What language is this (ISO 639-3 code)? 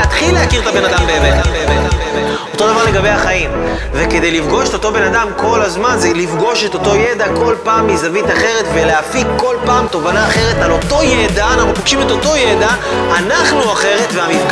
heb